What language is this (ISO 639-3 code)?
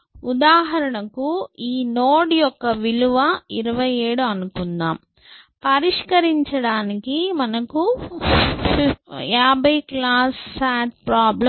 tel